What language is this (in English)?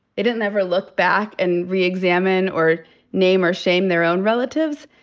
English